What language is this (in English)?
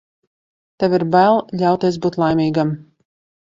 Latvian